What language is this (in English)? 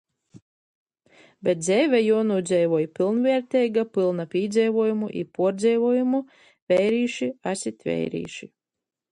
Latgalian